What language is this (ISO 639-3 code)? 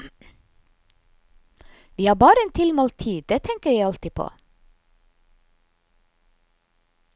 nor